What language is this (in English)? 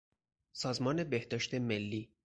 Persian